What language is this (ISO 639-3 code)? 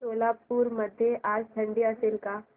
mar